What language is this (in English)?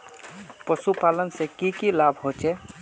Magahi